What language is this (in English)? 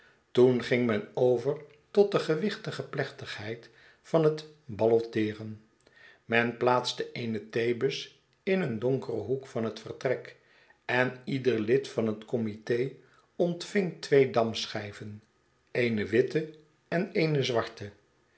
Dutch